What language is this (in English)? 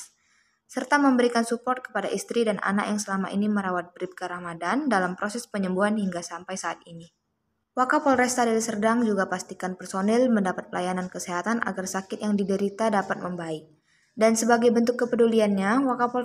Indonesian